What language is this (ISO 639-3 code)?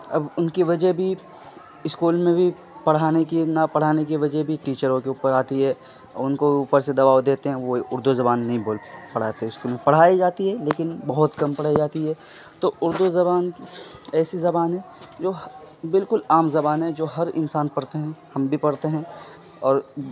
urd